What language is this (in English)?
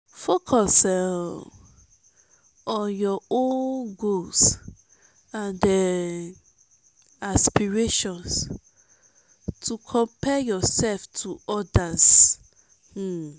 Nigerian Pidgin